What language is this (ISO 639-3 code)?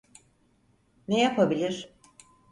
tur